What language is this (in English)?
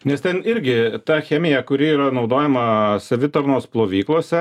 Lithuanian